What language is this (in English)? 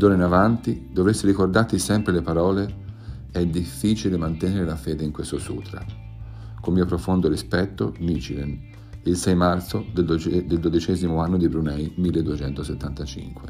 Italian